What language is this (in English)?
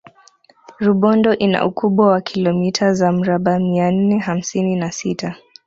Swahili